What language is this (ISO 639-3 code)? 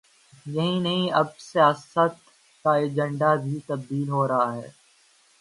urd